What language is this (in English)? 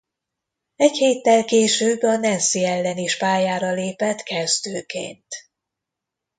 Hungarian